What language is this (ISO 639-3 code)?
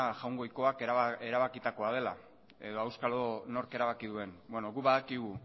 eus